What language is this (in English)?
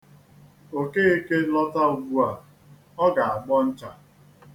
Igbo